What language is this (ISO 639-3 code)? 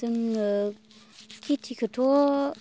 brx